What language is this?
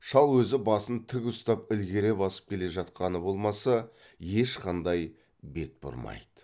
Kazakh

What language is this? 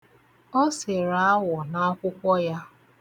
Igbo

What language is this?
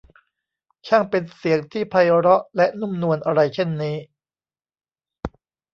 Thai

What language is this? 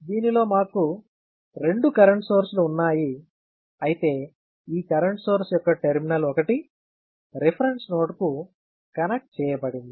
Telugu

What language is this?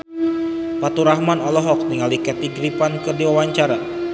Sundanese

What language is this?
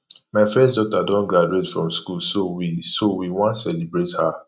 Nigerian Pidgin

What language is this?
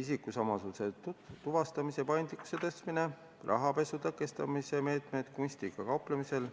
Estonian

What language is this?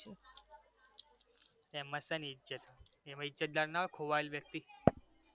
Gujarati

